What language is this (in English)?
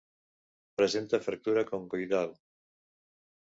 Catalan